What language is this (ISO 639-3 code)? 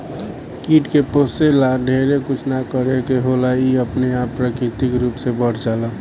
bho